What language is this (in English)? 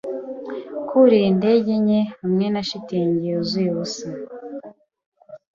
Kinyarwanda